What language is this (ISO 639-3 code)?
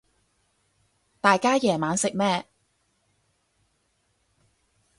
yue